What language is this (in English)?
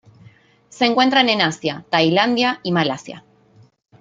Spanish